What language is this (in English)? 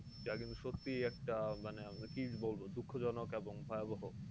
Bangla